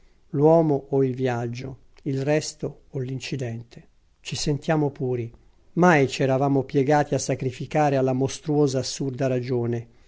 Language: Italian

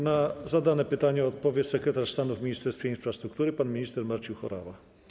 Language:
Polish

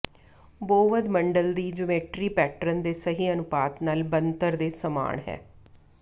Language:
Punjabi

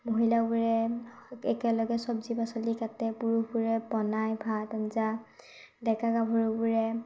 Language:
Assamese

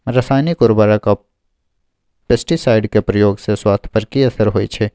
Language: Maithili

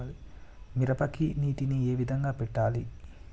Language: Telugu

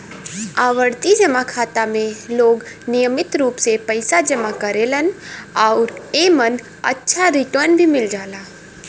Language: Bhojpuri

